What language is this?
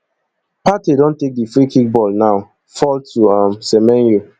Nigerian Pidgin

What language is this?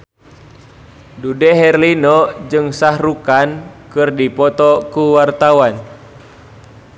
Sundanese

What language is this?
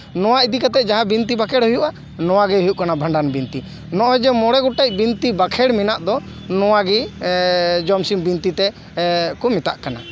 Santali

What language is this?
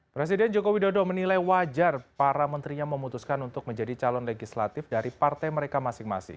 Indonesian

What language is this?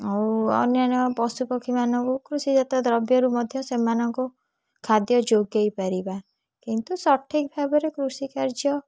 Odia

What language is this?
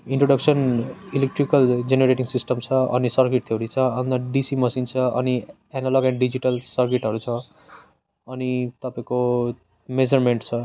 Nepali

